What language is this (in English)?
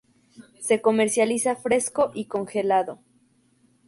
Spanish